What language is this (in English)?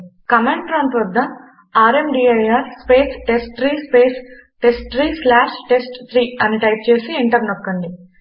Telugu